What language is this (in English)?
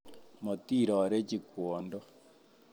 Kalenjin